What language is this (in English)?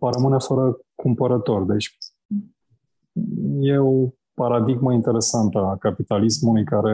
Romanian